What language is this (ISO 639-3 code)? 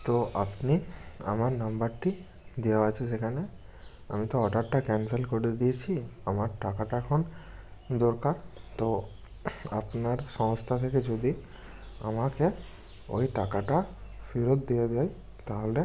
ben